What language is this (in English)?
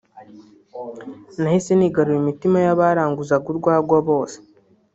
Kinyarwanda